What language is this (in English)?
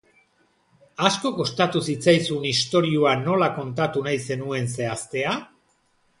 Basque